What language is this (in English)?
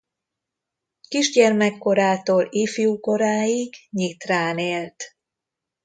Hungarian